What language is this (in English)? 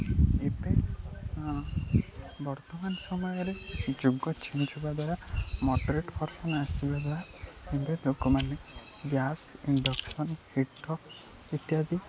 Odia